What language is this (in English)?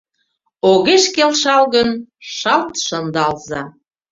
Mari